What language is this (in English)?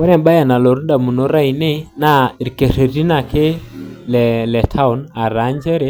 Masai